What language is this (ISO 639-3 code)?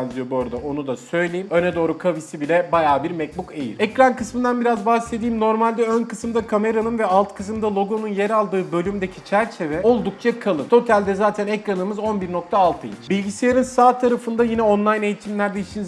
tur